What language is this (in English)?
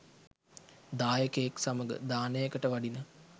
Sinhala